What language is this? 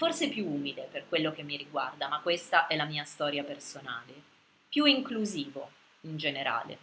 Italian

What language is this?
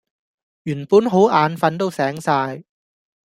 Cantonese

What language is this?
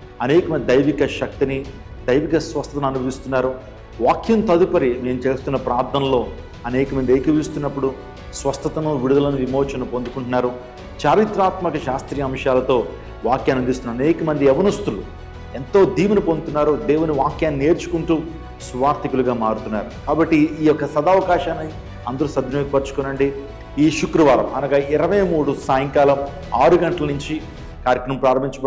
Telugu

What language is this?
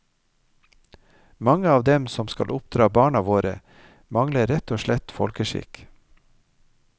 Norwegian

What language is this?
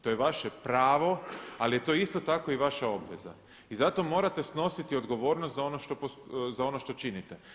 Croatian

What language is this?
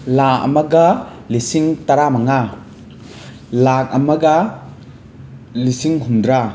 Manipuri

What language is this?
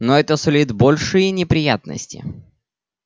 Russian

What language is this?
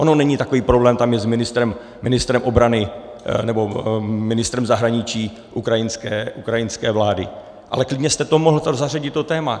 Czech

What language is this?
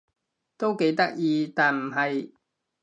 Cantonese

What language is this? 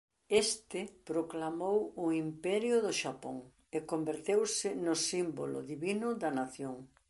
Galician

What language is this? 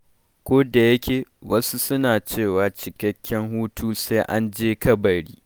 Hausa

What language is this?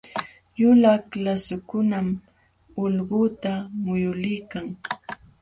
Jauja Wanca Quechua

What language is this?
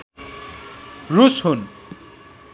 Nepali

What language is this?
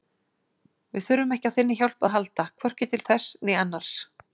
Icelandic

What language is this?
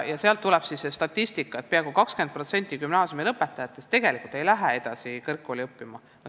Estonian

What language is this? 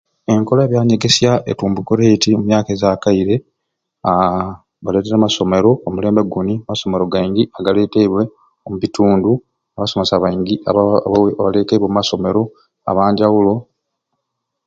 Ruuli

